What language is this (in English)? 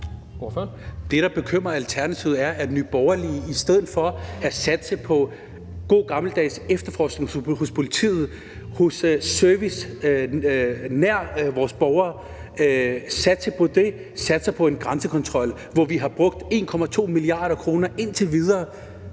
Danish